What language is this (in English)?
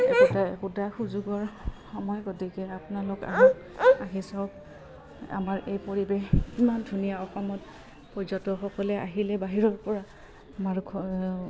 Assamese